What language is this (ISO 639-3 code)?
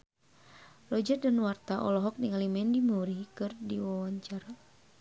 sun